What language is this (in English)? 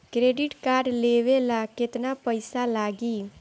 Bhojpuri